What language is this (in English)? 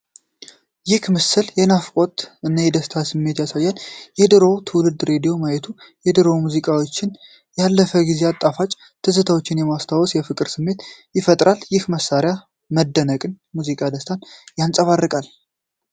Amharic